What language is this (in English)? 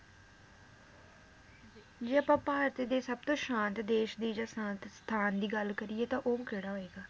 Punjabi